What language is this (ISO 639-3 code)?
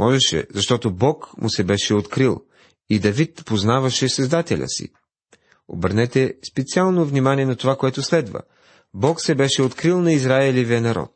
bul